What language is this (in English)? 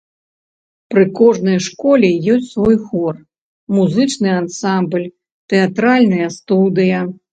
Belarusian